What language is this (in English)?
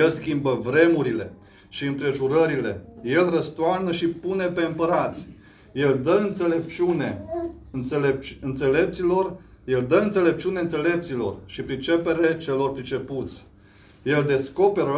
Romanian